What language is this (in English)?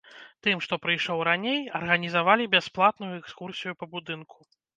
Belarusian